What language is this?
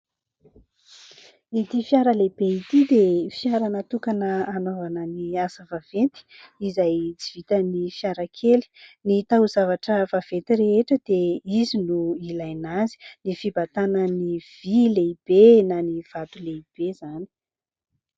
Malagasy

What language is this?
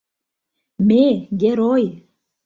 Mari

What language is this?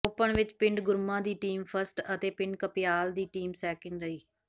Punjabi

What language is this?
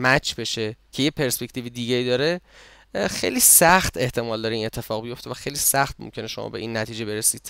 Persian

